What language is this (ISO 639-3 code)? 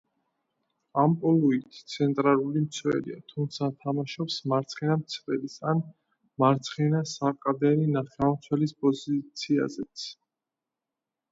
kat